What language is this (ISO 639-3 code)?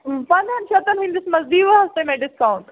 kas